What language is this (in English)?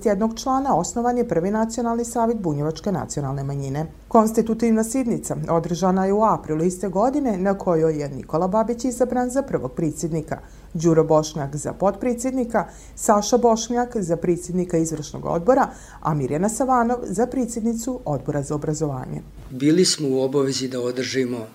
Croatian